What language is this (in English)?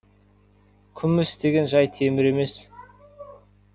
Kazakh